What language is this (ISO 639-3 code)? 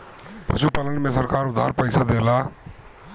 bho